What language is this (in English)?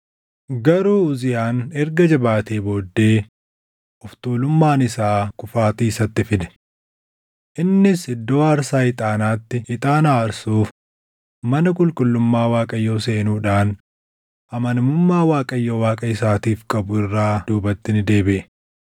Oromo